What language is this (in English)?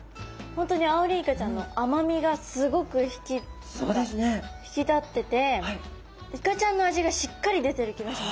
Japanese